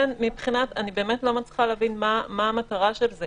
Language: Hebrew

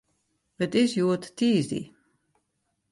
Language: Western Frisian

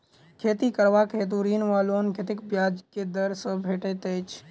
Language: Maithili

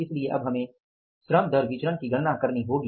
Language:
Hindi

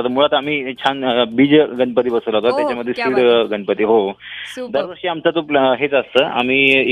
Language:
Marathi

